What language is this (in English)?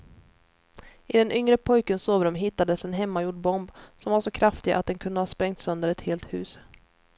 Swedish